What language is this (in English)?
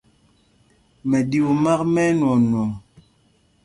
Mpumpong